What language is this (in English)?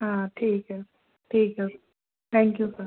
Hindi